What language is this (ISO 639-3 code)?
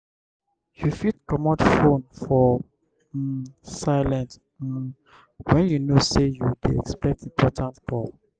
pcm